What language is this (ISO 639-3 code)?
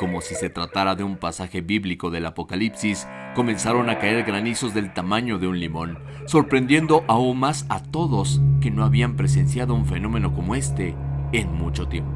spa